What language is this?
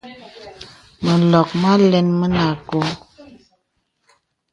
Bebele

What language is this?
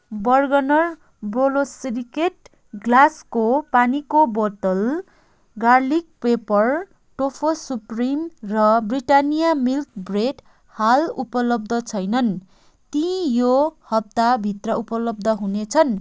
Nepali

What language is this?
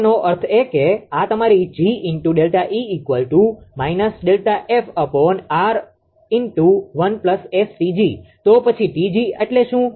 Gujarati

